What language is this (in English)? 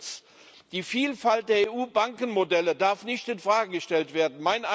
German